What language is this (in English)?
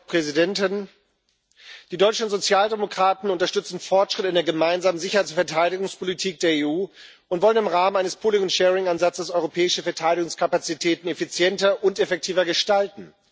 German